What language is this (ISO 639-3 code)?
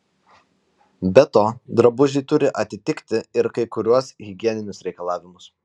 lit